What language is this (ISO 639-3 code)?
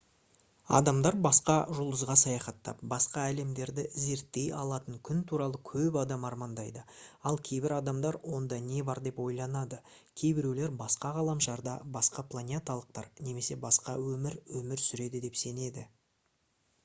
kaz